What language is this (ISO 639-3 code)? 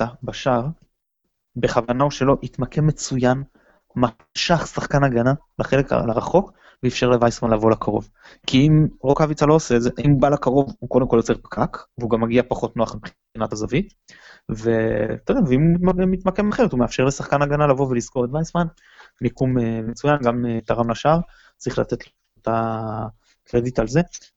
heb